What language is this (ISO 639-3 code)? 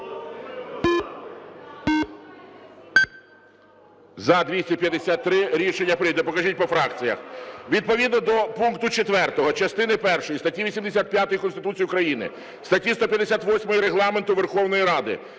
ukr